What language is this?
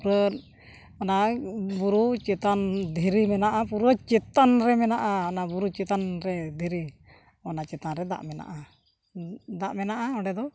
Santali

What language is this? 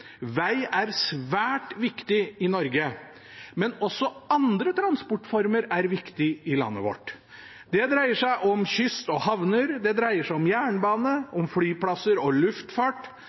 Norwegian Bokmål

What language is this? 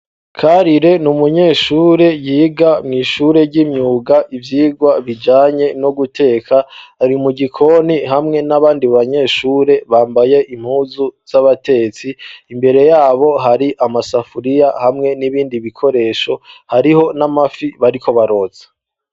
Rundi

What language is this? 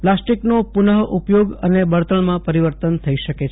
Gujarati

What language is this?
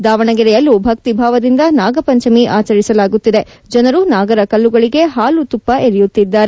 Kannada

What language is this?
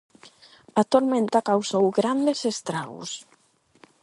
Galician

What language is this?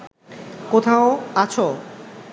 Bangla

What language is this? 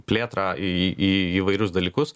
Lithuanian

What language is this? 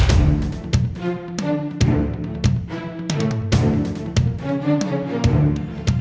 Indonesian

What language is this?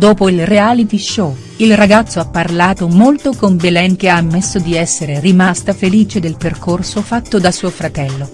Italian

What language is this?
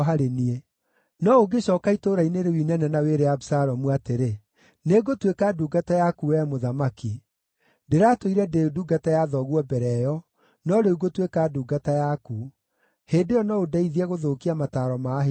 Kikuyu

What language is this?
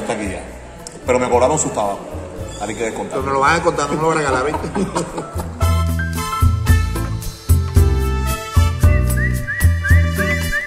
Spanish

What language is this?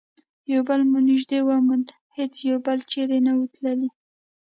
Pashto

